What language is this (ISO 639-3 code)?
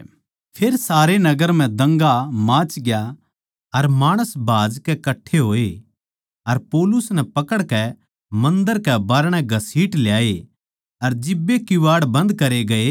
bgc